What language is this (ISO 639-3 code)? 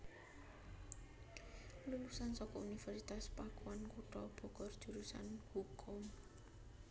jav